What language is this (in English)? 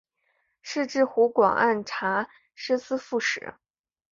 Chinese